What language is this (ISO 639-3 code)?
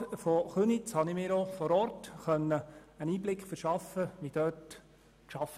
gsw